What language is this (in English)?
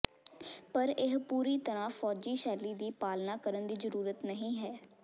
Punjabi